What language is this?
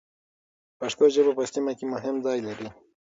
Pashto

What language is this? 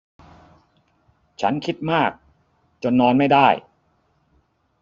Thai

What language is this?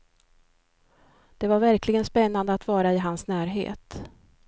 Swedish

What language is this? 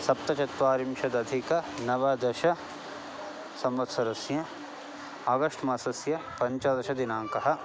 Sanskrit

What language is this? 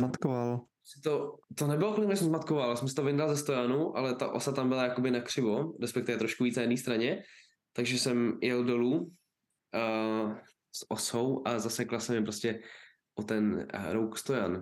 Czech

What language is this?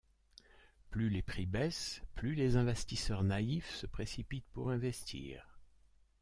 French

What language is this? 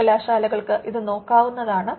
Malayalam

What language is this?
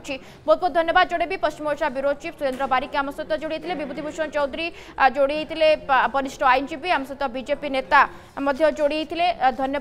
Hindi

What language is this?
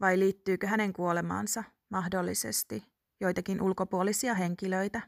Finnish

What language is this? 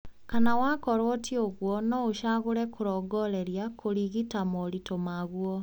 Kikuyu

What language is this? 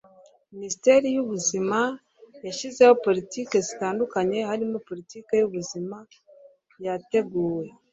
Kinyarwanda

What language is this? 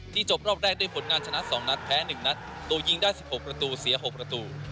Thai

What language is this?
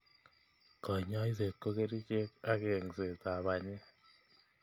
Kalenjin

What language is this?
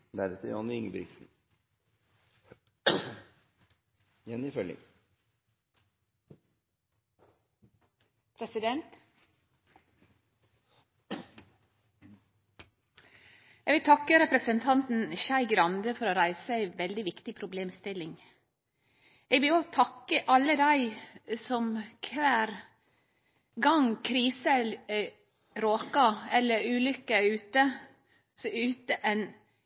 Norwegian Nynorsk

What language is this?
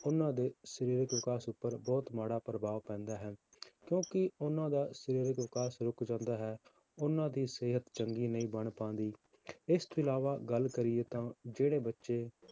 Punjabi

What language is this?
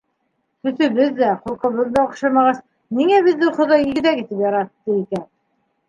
Bashkir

